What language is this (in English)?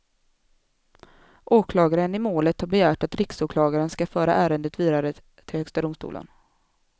Swedish